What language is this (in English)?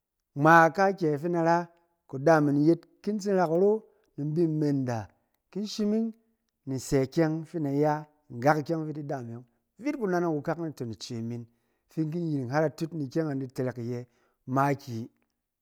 Cen